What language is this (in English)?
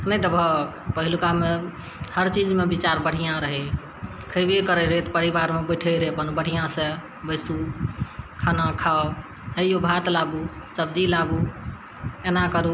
Maithili